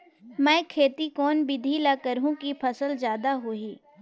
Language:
Chhattisgarhi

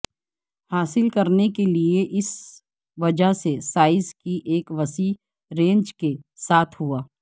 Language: Urdu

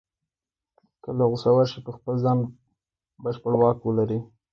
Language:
Pashto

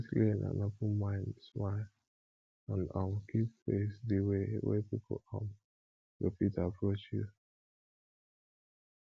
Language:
Nigerian Pidgin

